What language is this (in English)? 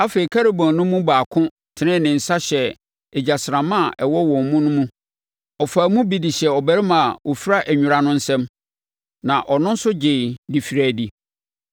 Akan